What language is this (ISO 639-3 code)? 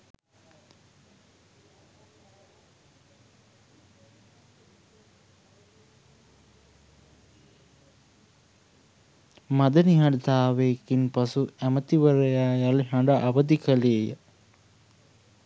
sin